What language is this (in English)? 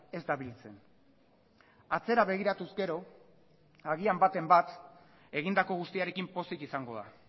Basque